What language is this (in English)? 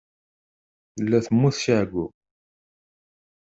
Kabyle